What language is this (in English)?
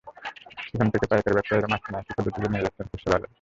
Bangla